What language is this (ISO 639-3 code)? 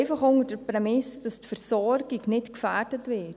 gsw